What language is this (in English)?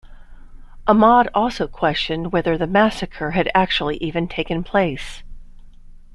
English